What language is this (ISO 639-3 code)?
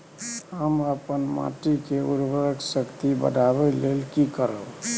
mai